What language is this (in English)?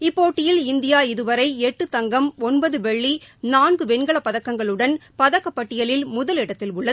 Tamil